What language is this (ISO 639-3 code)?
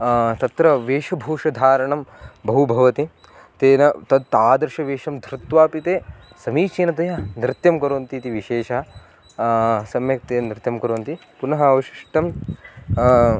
san